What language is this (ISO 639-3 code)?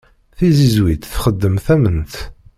kab